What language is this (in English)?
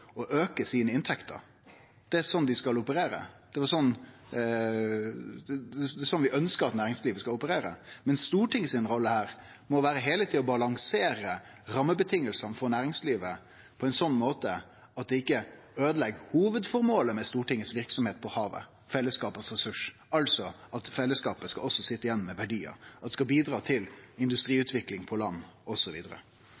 Norwegian Nynorsk